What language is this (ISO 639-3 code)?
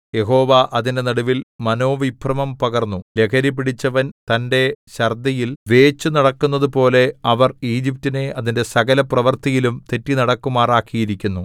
mal